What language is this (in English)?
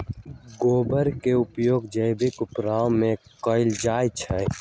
Magahi